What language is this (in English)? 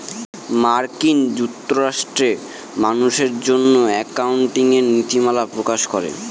Bangla